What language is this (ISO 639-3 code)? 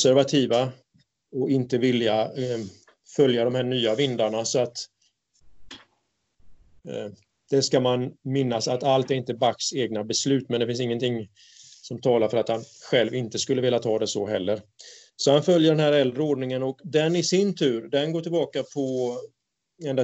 swe